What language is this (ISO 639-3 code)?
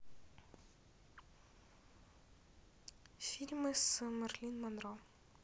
rus